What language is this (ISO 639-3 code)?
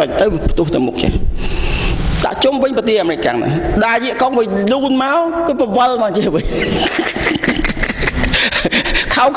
tha